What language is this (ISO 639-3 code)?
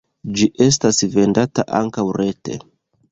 epo